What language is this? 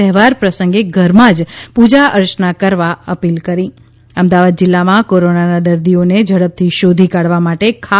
Gujarati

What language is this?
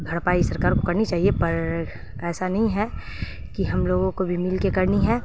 Urdu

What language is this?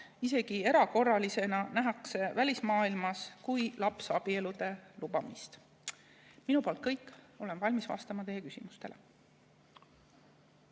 Estonian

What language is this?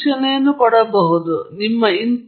Kannada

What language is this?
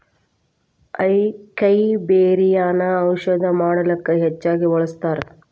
Kannada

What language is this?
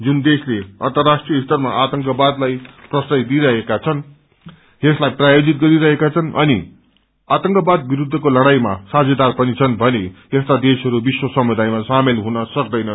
Nepali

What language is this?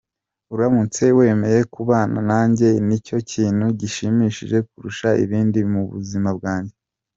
Kinyarwanda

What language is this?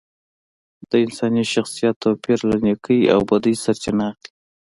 Pashto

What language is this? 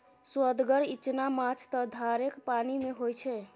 Maithili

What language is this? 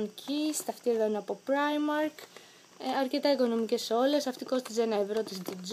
Greek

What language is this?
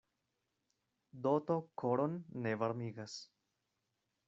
Esperanto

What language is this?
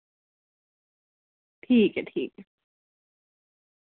Dogri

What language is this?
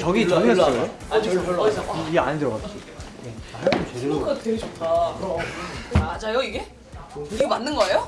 Korean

